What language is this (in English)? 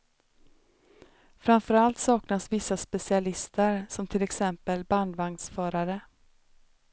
Swedish